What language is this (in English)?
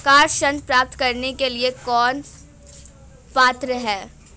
Hindi